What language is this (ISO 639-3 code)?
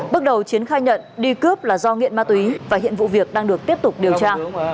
vie